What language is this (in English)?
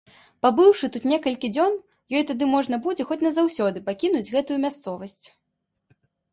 Belarusian